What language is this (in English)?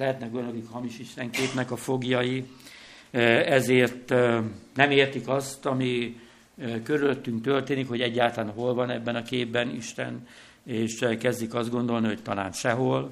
Hungarian